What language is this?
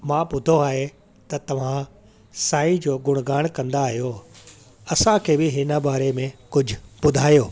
Sindhi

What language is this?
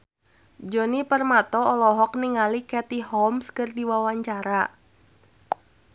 Sundanese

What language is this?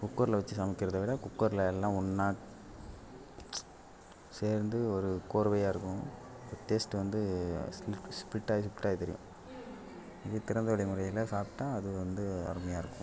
Tamil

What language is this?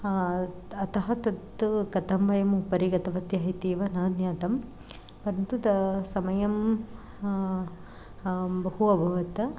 Sanskrit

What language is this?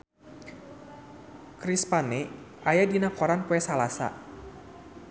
Sundanese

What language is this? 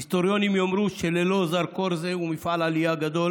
Hebrew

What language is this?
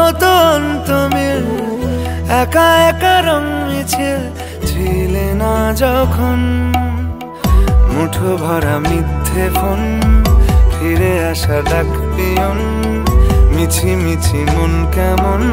Bangla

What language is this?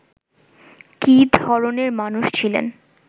Bangla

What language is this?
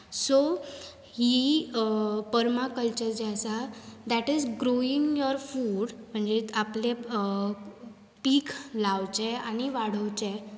Konkani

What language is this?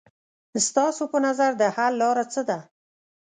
Pashto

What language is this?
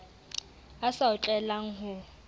Southern Sotho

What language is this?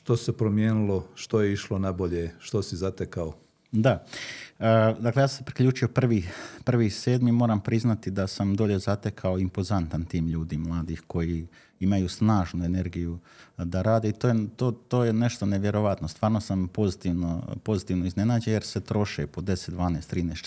Croatian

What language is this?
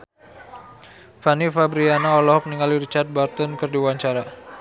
Sundanese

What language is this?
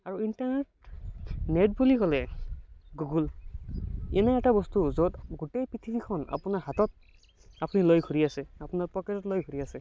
Assamese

